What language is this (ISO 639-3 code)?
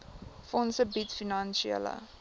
afr